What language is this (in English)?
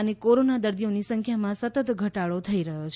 Gujarati